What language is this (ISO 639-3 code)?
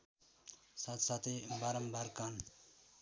nep